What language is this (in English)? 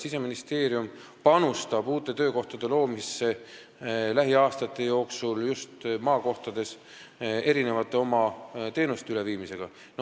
Estonian